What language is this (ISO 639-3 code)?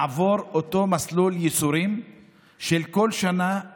heb